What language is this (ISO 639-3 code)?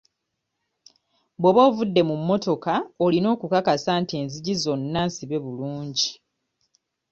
lug